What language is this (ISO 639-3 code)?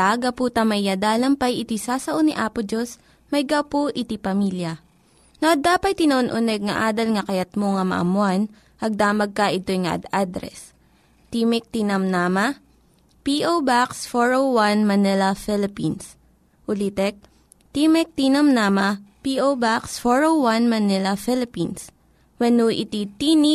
fil